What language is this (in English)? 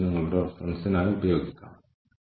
Malayalam